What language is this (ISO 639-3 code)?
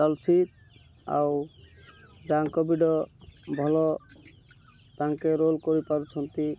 ori